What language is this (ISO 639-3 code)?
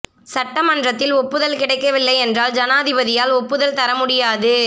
tam